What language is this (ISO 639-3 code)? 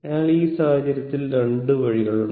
mal